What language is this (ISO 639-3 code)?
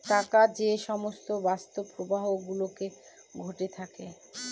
ben